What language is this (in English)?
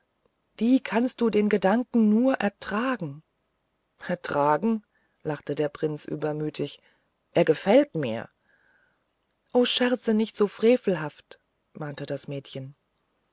German